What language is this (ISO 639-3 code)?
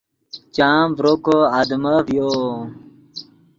ydg